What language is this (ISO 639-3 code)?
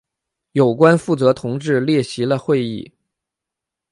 zho